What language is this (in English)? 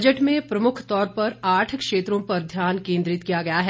Hindi